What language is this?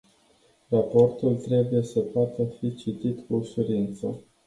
Romanian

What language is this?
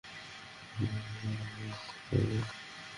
Bangla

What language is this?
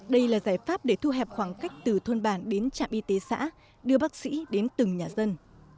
Vietnamese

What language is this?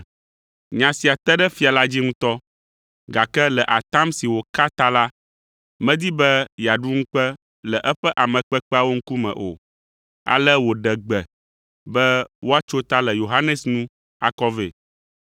Ewe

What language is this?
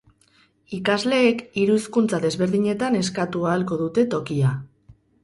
Basque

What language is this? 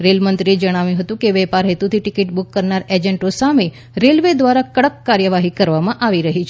Gujarati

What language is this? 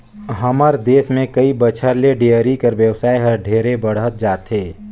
Chhattisgarhi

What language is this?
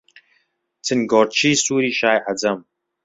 Central Kurdish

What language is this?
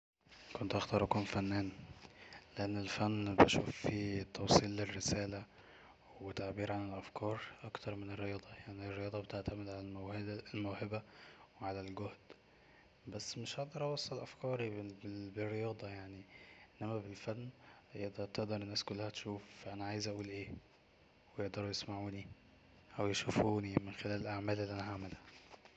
Egyptian Arabic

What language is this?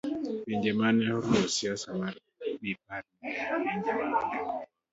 Luo (Kenya and Tanzania)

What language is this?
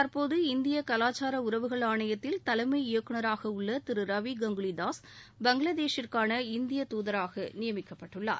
Tamil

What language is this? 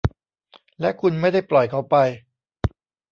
Thai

